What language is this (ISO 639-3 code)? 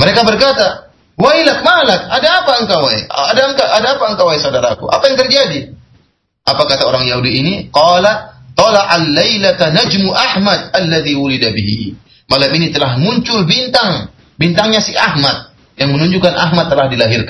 msa